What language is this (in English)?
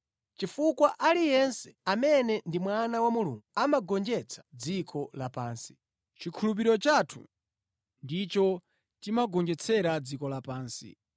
Nyanja